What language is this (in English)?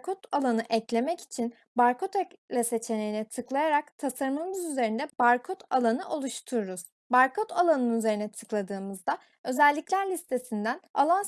Turkish